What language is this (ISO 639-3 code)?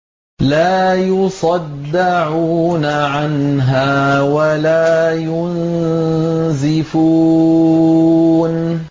ara